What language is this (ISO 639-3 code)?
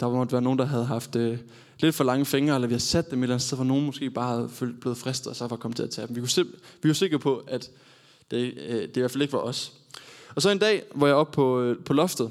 dan